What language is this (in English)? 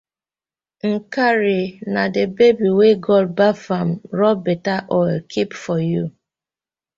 Nigerian Pidgin